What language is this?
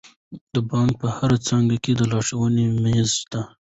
Pashto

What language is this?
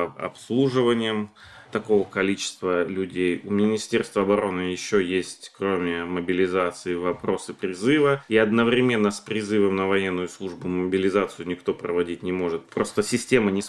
Russian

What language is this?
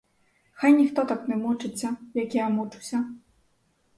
Ukrainian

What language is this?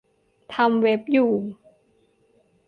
Thai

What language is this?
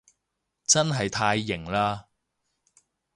Cantonese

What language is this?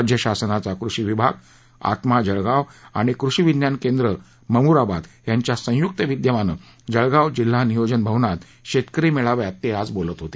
Marathi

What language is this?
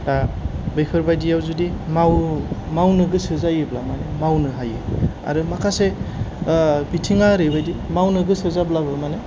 Bodo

